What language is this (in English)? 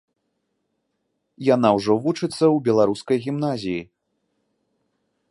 Belarusian